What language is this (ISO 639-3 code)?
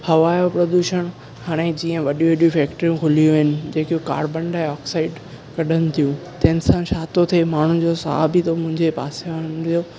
snd